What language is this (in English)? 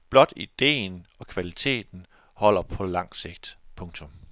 Danish